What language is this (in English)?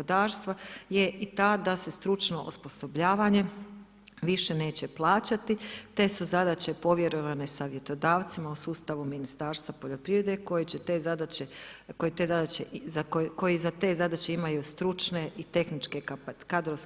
Croatian